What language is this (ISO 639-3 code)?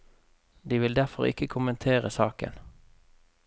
nor